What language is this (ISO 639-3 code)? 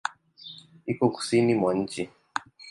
swa